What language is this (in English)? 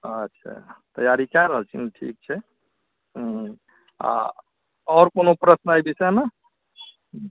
Maithili